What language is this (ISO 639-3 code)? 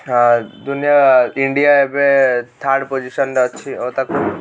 ori